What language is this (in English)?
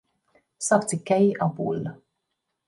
Hungarian